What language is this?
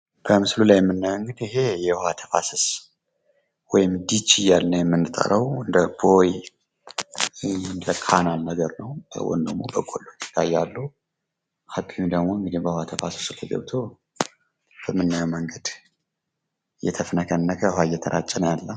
Amharic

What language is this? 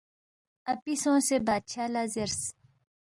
Balti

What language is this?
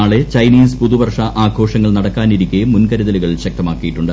Malayalam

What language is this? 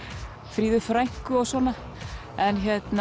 Icelandic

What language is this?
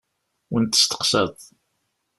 Kabyle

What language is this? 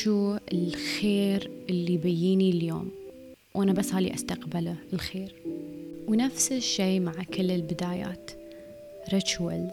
Arabic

